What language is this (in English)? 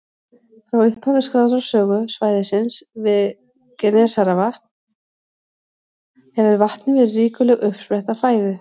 Icelandic